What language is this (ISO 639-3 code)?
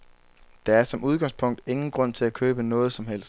dan